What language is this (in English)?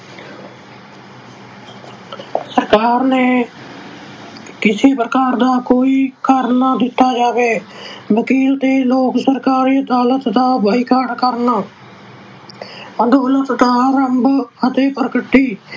Punjabi